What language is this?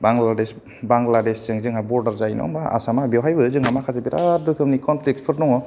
Bodo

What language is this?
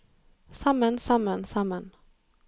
Norwegian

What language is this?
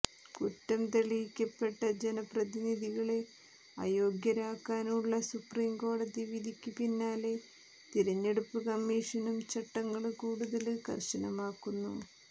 Malayalam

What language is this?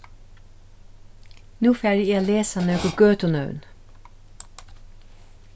Faroese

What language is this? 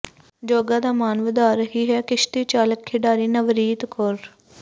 Punjabi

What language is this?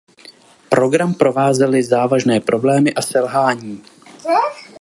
Czech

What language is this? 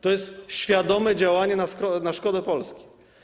Polish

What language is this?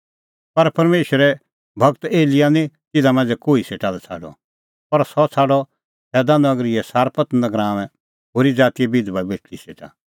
Kullu Pahari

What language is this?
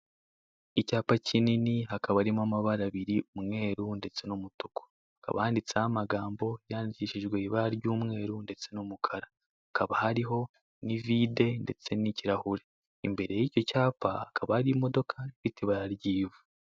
Kinyarwanda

